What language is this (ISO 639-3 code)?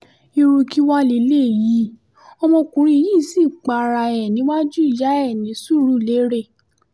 yor